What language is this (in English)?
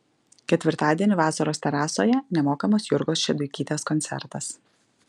Lithuanian